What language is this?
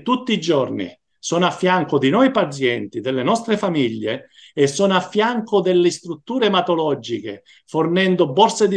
Italian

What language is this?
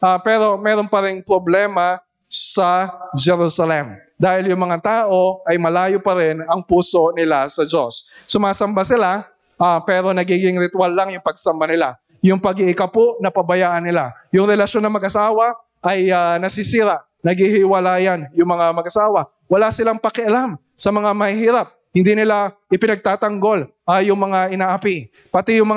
Filipino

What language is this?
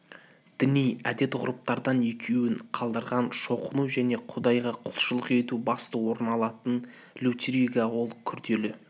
Kazakh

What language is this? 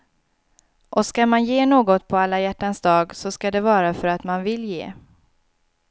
Swedish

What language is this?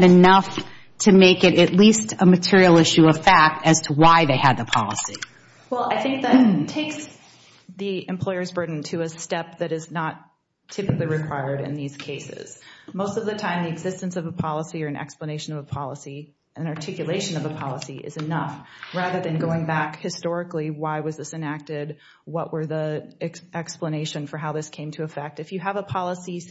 English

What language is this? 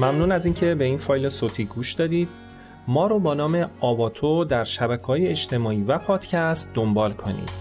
Persian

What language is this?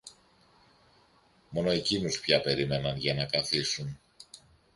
Greek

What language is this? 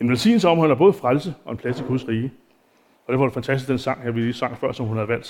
Danish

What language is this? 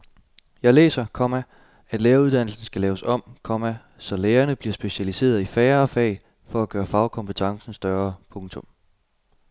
Danish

